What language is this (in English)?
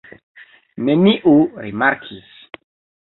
Esperanto